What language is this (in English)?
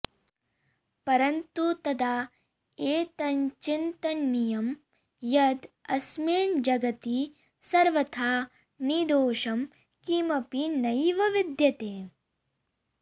Sanskrit